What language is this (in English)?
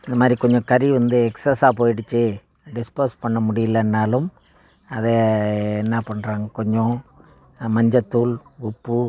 Tamil